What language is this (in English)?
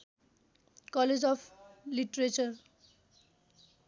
Nepali